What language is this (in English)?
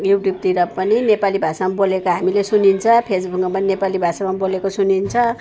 Nepali